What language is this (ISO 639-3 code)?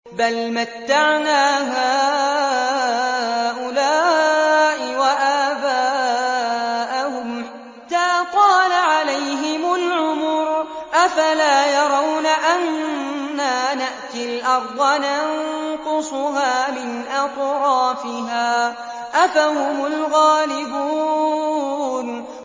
ara